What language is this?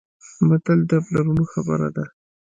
Pashto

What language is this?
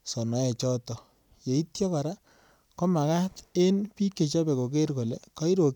Kalenjin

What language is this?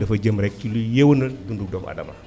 Wolof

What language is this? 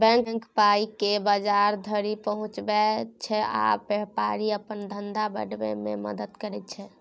Maithili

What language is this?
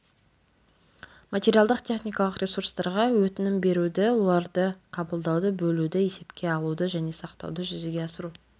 Kazakh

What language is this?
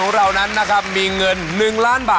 Thai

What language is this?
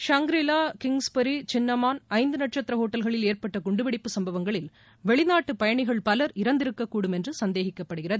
Tamil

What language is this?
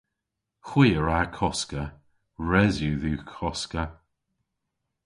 Cornish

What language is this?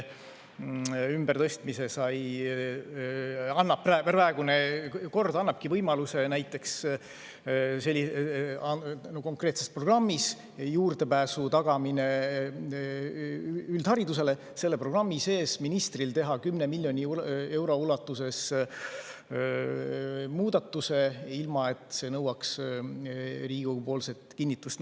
Estonian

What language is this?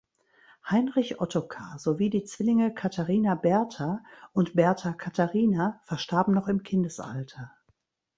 German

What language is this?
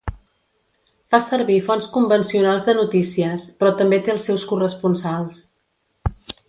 Catalan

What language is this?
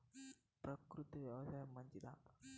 Telugu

